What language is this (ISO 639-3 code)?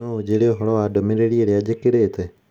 kik